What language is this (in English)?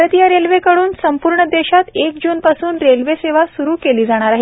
Marathi